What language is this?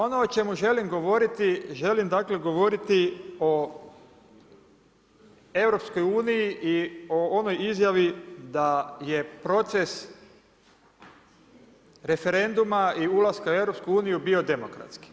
Croatian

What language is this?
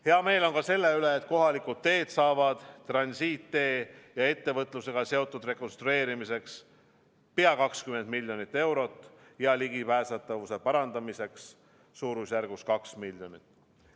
Estonian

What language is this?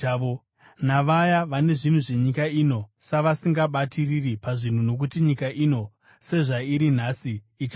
Shona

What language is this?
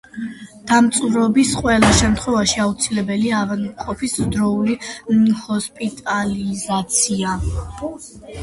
Georgian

